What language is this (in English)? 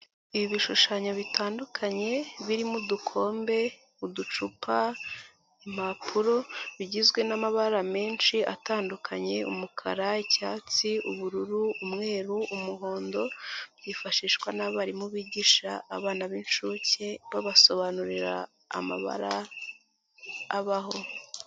Kinyarwanda